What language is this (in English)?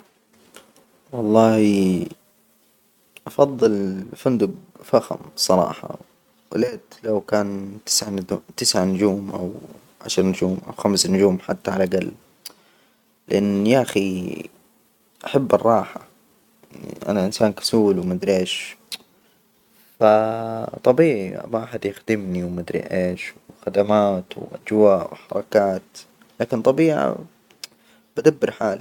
Hijazi Arabic